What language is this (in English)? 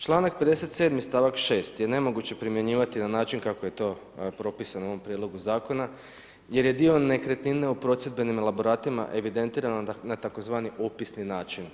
Croatian